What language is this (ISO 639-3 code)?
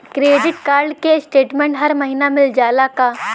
bho